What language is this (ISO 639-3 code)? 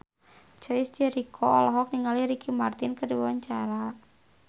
sun